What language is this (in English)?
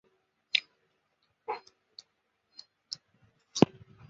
Chinese